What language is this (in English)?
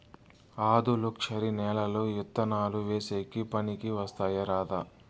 Telugu